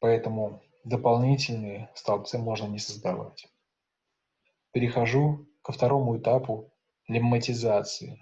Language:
Russian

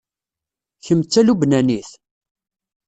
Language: Kabyle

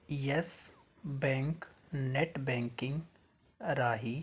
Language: Punjabi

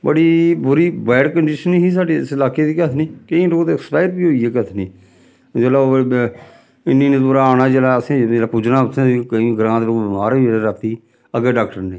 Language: Dogri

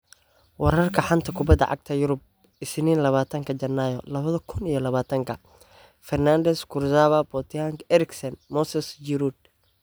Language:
Somali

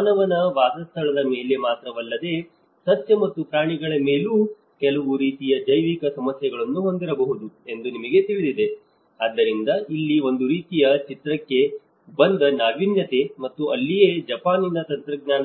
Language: Kannada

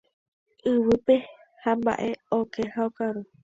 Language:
Guarani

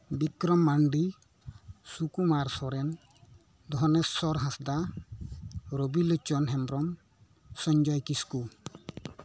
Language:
Santali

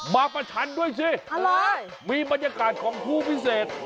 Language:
Thai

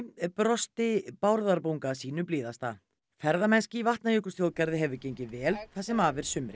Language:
Icelandic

